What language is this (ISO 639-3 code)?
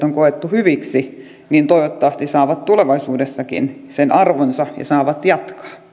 fin